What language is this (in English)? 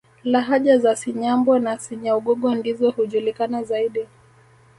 Swahili